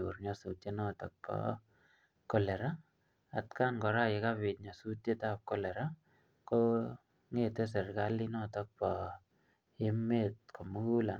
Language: Kalenjin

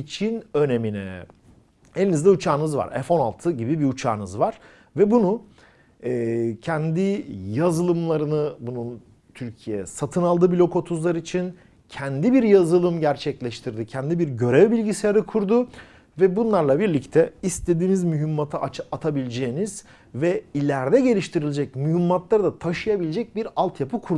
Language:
Turkish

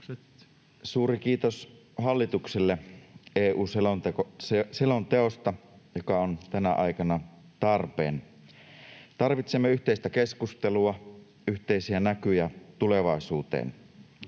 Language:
Finnish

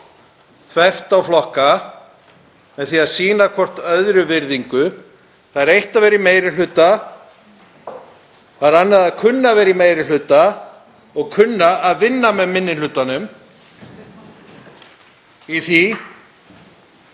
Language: Icelandic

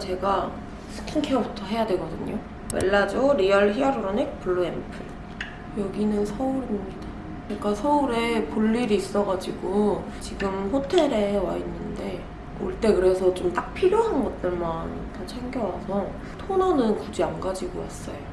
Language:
Korean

